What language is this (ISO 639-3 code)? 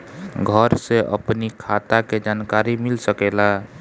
bho